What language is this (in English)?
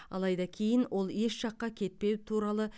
Kazakh